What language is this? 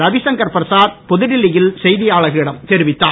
Tamil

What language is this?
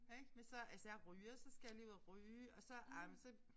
Danish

